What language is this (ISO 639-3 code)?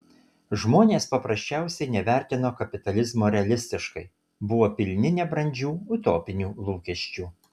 lit